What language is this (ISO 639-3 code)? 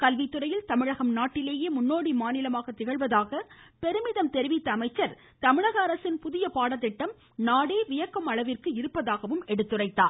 tam